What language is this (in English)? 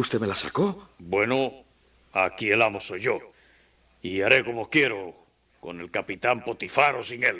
Spanish